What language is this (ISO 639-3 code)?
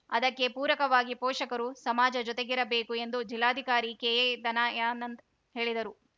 kan